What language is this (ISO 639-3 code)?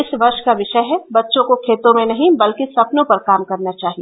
hin